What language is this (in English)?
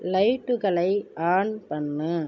Tamil